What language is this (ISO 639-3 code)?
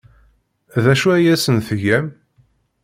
kab